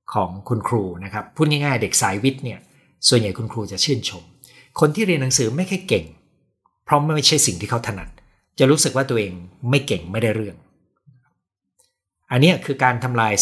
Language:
Thai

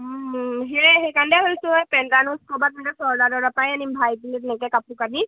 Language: Assamese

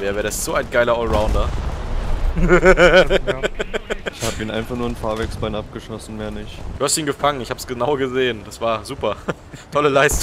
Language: German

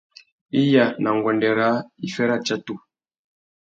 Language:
Tuki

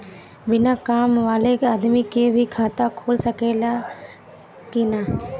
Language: Bhojpuri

